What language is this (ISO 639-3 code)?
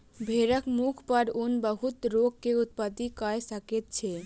mai